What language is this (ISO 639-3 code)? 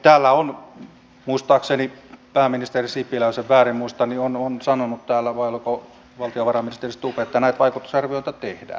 fin